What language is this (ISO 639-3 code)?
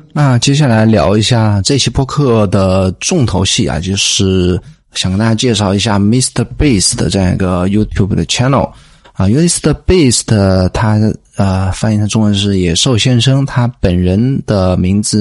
zho